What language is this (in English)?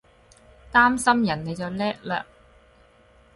Cantonese